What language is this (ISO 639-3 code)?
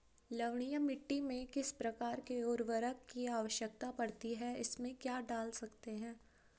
hin